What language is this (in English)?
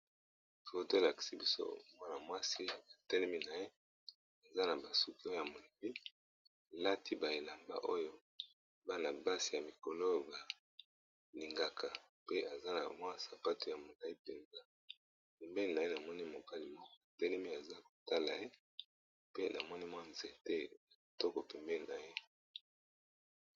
Lingala